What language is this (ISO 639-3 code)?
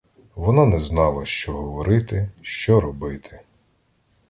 ukr